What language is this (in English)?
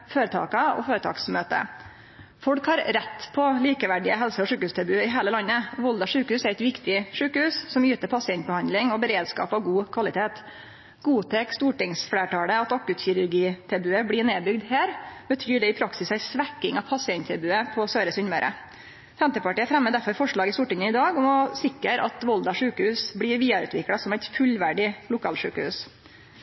Norwegian Nynorsk